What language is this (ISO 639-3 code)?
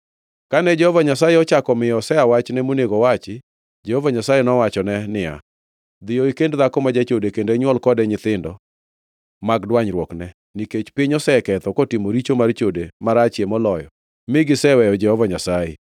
luo